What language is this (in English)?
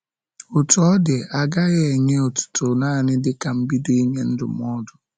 Igbo